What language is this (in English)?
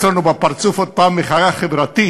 Hebrew